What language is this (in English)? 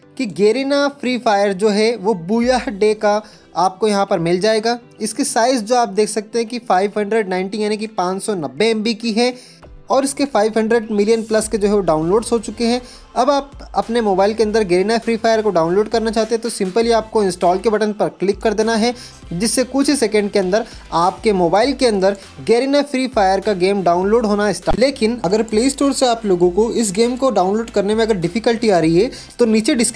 Hindi